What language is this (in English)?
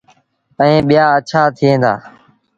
Sindhi Bhil